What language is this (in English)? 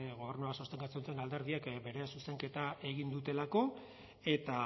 Basque